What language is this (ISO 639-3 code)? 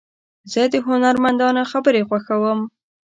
pus